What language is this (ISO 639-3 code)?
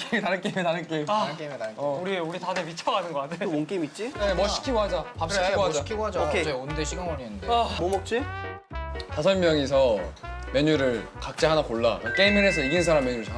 kor